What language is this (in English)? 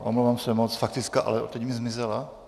Czech